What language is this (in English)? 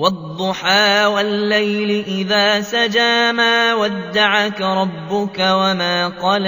Arabic